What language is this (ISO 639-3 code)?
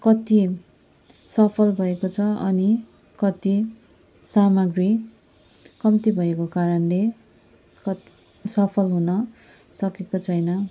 nep